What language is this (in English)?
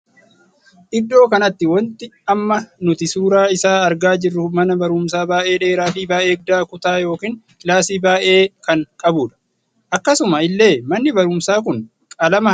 Oromo